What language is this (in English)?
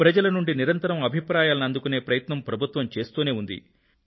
Telugu